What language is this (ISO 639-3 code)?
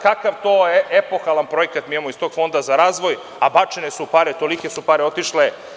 srp